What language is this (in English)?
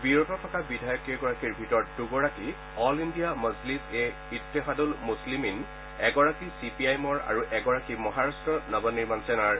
Assamese